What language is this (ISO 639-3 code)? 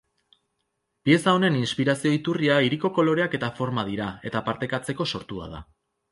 eus